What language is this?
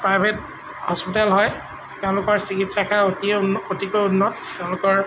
Assamese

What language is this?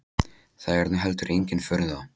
Icelandic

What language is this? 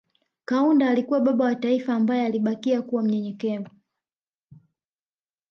Swahili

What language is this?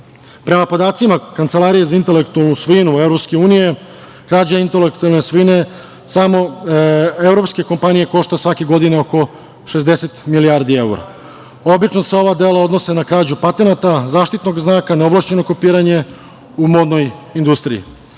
Serbian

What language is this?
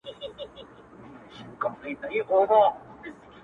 Pashto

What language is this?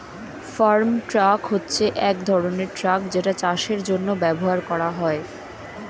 Bangla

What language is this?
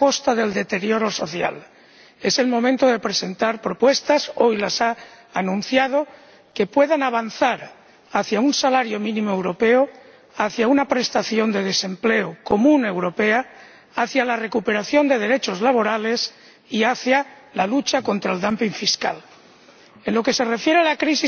Spanish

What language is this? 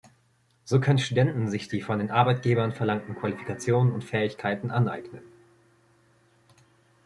German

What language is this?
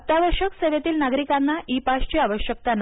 Marathi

